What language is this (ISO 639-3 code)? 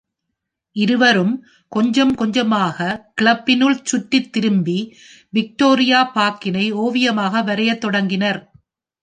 tam